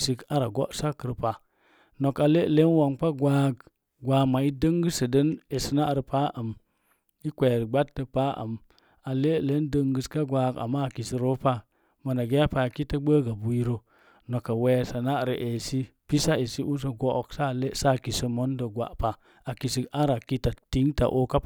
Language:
Mom Jango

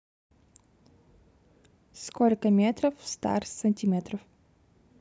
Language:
Russian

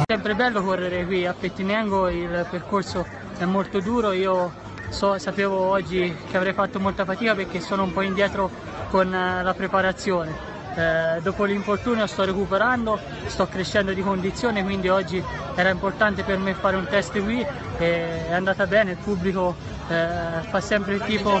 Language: Italian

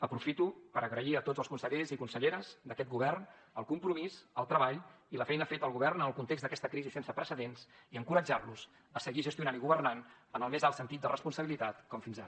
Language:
Catalan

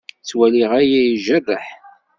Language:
Kabyle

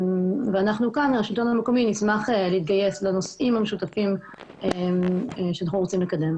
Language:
Hebrew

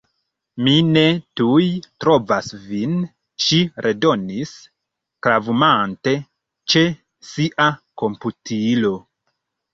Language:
Esperanto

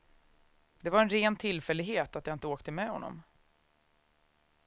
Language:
Swedish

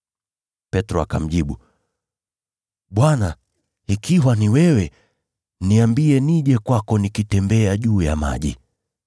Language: Swahili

